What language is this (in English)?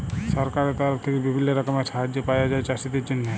Bangla